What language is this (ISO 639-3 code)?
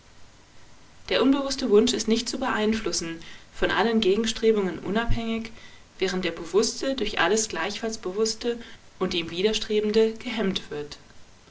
deu